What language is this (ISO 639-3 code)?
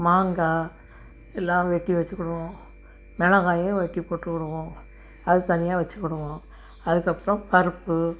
tam